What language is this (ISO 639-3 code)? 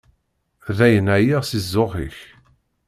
kab